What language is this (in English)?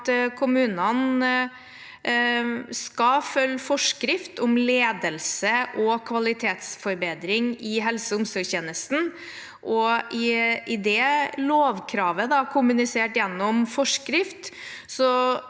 Norwegian